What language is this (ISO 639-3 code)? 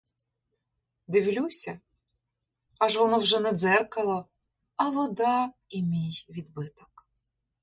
ukr